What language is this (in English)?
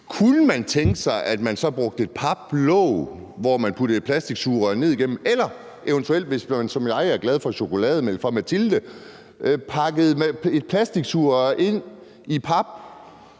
Danish